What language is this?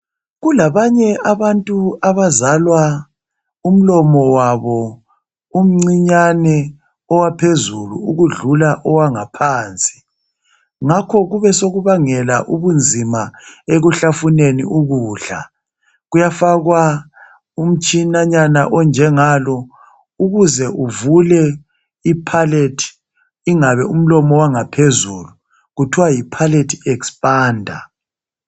North Ndebele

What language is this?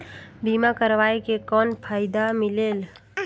Chhattisgarhi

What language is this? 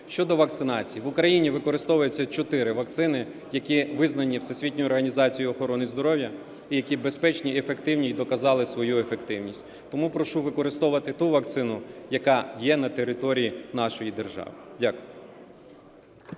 Ukrainian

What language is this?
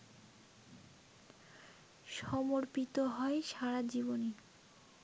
Bangla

